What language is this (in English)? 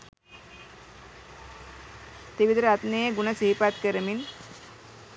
Sinhala